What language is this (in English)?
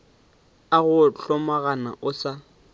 Northern Sotho